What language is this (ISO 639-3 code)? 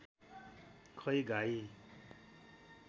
nep